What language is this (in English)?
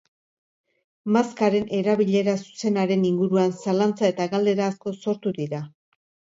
Basque